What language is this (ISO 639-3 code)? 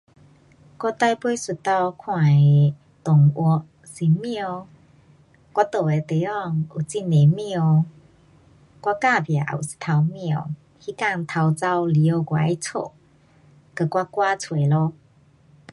cpx